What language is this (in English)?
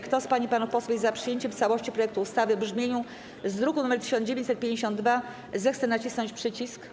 Polish